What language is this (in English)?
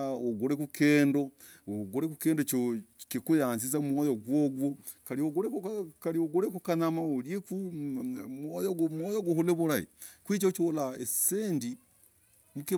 Logooli